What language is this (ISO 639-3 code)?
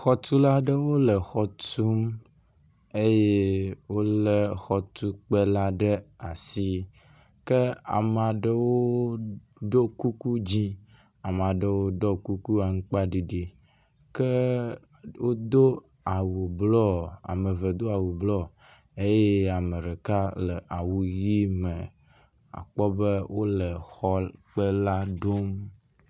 ewe